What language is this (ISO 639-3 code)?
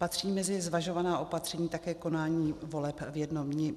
ces